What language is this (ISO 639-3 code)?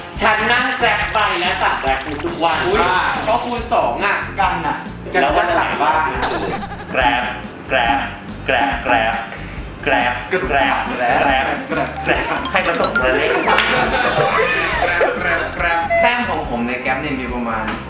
tha